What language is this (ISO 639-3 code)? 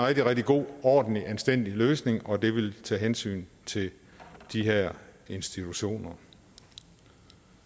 dan